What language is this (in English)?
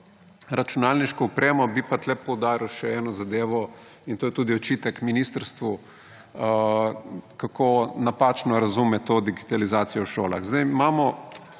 Slovenian